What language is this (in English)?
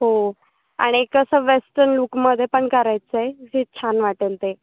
Marathi